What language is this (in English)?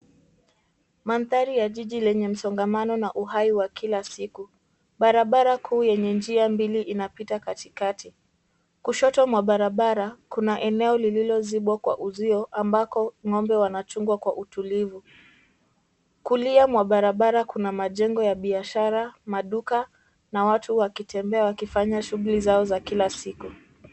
Swahili